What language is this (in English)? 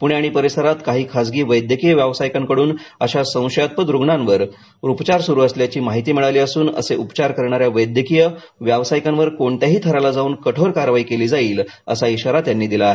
Marathi